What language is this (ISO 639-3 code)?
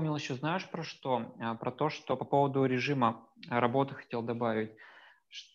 rus